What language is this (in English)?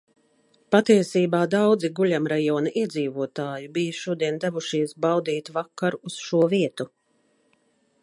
Latvian